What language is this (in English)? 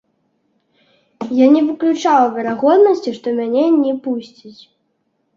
Belarusian